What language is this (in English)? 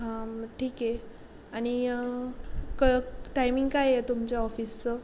Marathi